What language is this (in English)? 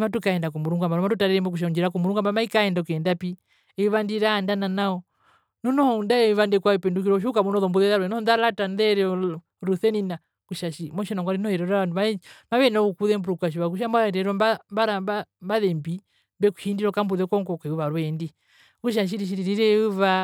Herero